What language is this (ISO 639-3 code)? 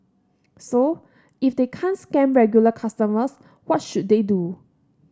eng